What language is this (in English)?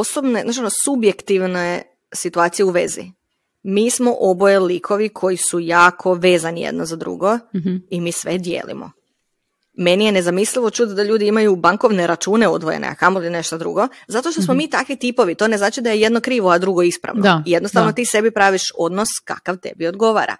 Croatian